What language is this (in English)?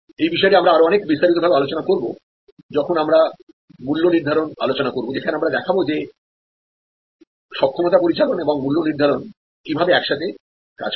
Bangla